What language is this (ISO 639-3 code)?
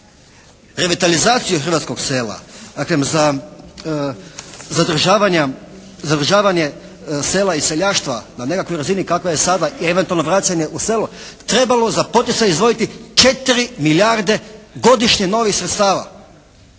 hrv